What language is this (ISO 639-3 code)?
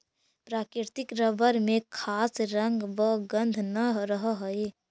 mag